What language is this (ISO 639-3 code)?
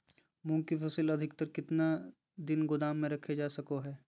mag